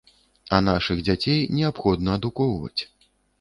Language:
Belarusian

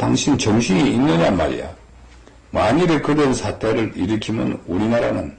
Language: Korean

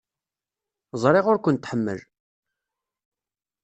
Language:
Kabyle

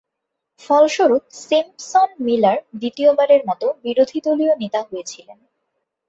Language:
Bangla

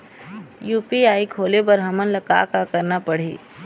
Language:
Chhattisgarhi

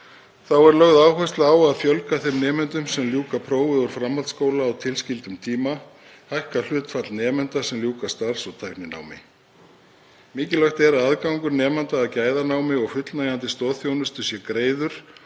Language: Icelandic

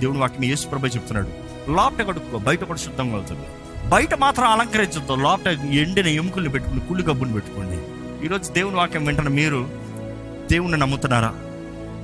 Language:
Telugu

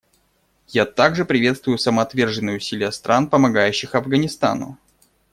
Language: Russian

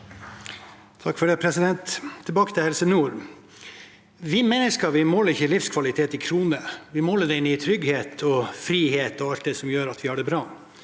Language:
Norwegian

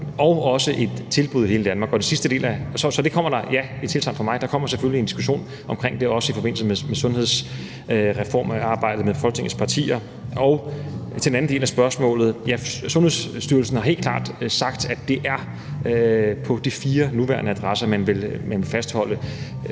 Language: Danish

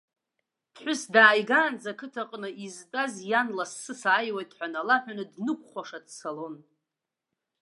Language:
Abkhazian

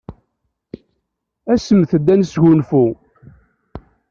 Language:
Kabyle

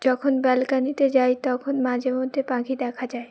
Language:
Bangla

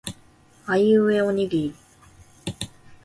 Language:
Japanese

